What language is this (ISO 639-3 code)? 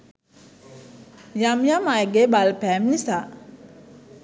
sin